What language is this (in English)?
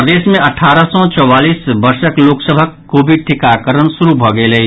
Maithili